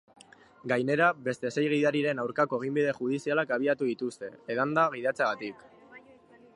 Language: Basque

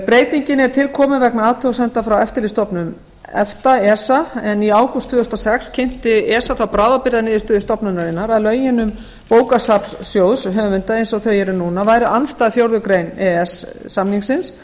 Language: Icelandic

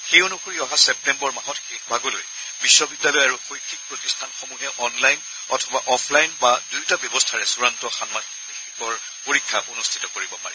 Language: Assamese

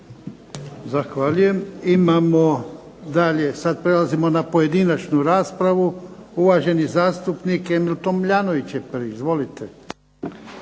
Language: Croatian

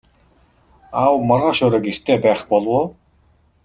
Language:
Mongolian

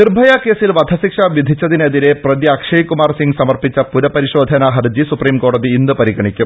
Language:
Malayalam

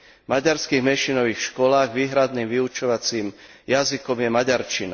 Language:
Slovak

